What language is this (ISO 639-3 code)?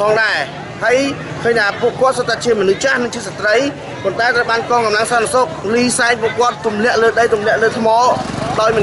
vie